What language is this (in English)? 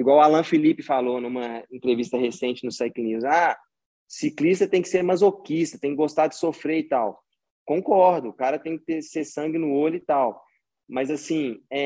Portuguese